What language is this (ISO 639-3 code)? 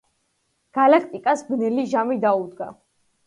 kat